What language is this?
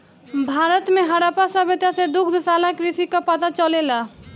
Bhojpuri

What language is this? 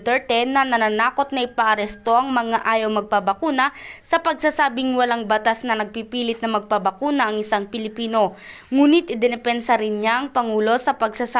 Filipino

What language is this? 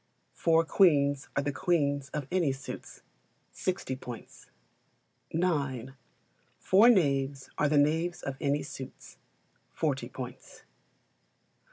English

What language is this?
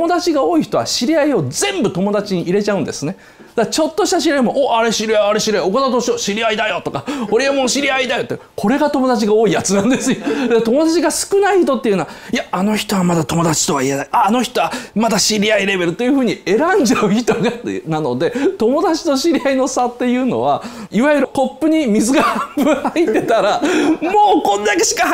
Japanese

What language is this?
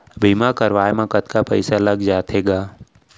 Chhattisgarhi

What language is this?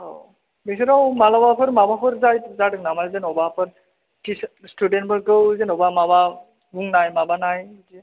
Bodo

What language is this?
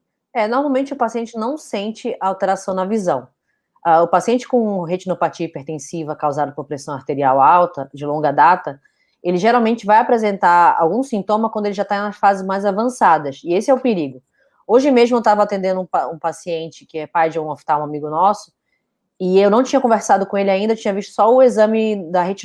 Portuguese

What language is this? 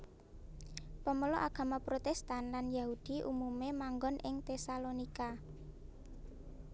Javanese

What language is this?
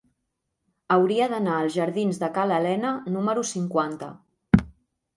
Catalan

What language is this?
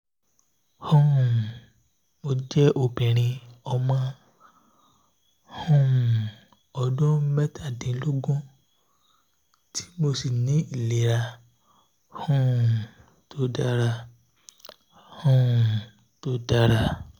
Yoruba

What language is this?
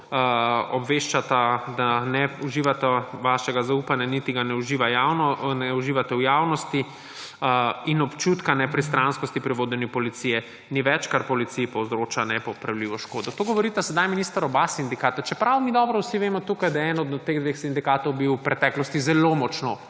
Slovenian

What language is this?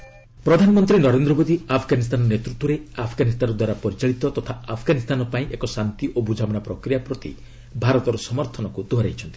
Odia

